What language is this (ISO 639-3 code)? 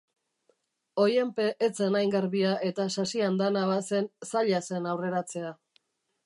eus